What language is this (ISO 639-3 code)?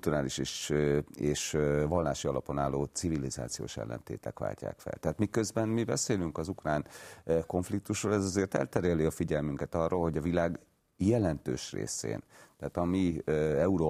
hun